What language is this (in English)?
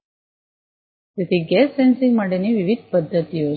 Gujarati